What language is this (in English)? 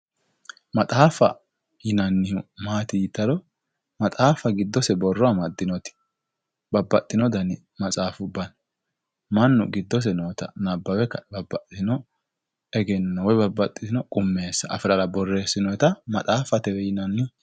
Sidamo